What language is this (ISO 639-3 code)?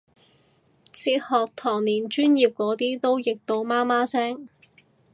yue